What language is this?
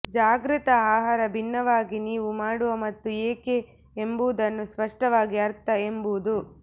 Kannada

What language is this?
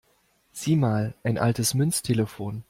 German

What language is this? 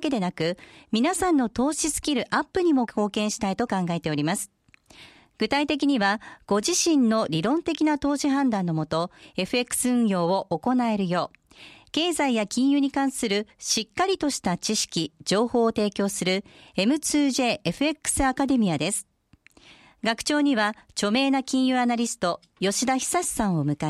Japanese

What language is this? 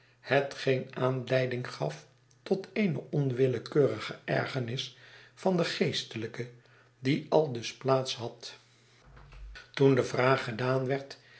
Dutch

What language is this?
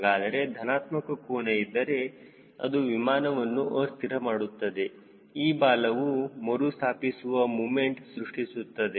Kannada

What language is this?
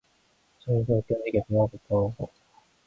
Korean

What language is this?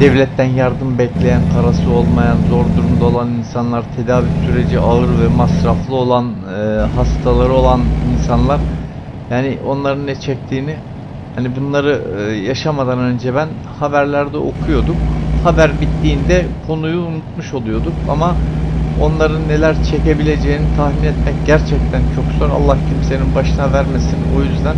Turkish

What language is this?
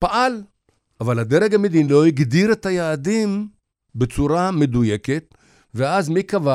Hebrew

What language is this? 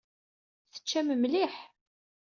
Kabyle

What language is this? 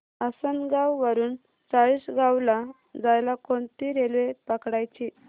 Marathi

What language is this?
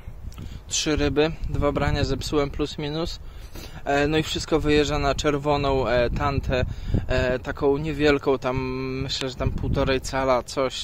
Polish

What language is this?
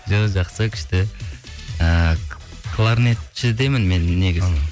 Kazakh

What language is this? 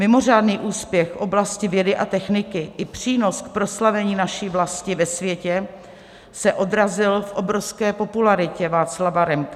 Czech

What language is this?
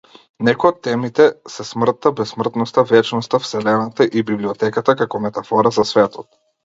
Macedonian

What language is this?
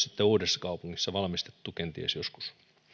Finnish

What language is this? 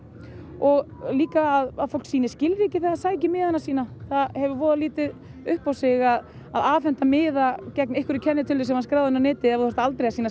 Icelandic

